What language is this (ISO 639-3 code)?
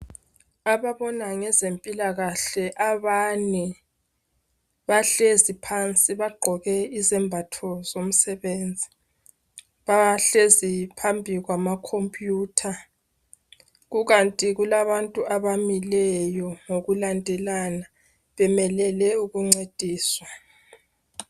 nde